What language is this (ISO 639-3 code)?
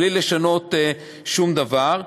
heb